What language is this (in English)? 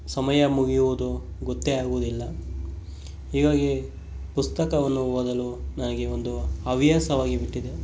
Kannada